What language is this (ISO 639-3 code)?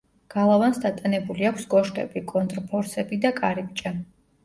kat